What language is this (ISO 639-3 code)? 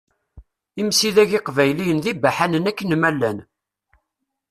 kab